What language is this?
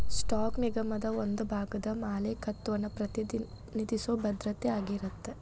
Kannada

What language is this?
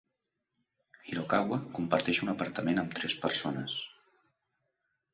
Catalan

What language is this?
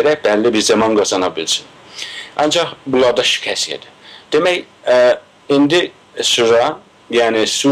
Turkish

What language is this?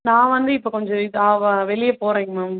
Tamil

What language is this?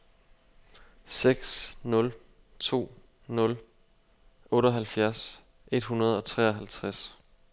Danish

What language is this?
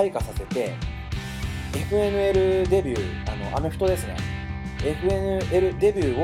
Japanese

